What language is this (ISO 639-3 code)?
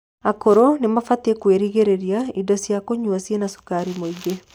kik